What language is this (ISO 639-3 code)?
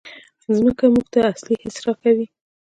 pus